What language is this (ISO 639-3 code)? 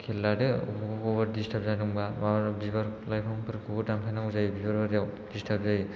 brx